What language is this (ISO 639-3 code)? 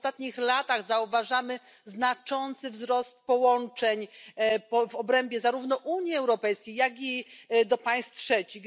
pol